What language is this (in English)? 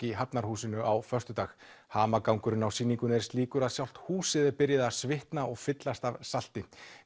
Icelandic